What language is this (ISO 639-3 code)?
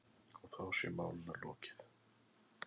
isl